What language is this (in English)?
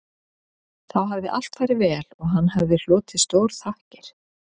Icelandic